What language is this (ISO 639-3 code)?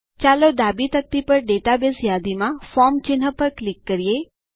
guj